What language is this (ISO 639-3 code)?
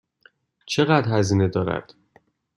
fas